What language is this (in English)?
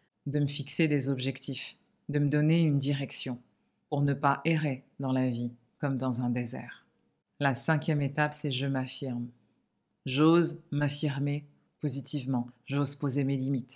French